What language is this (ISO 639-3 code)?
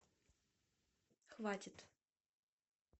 rus